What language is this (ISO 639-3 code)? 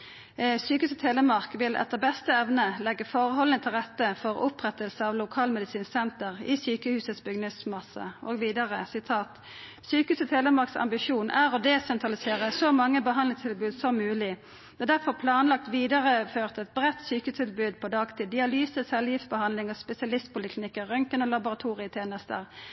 nno